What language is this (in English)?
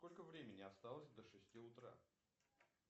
Russian